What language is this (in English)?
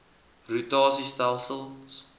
Afrikaans